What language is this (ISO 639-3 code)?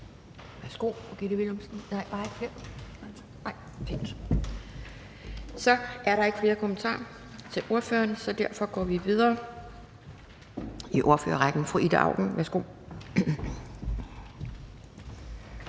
dan